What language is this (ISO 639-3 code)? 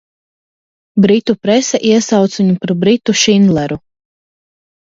lav